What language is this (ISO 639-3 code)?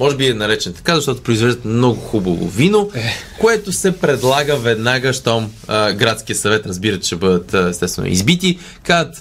bul